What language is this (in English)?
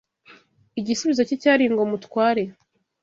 Kinyarwanda